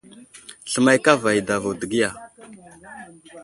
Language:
Wuzlam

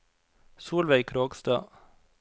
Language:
Norwegian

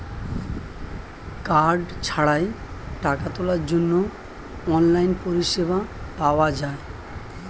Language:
Bangla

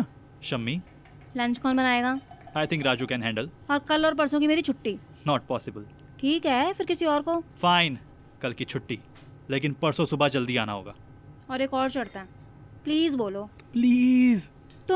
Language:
Hindi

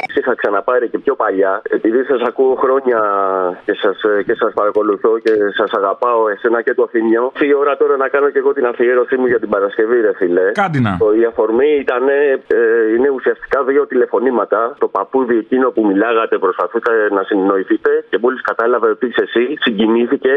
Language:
Greek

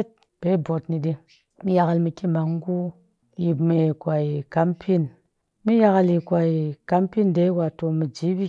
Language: Cakfem-Mushere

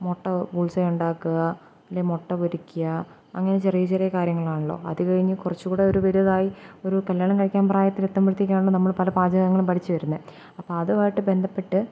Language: Malayalam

